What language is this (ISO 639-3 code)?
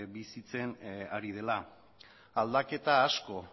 eus